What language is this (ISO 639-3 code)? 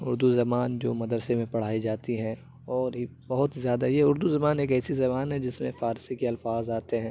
urd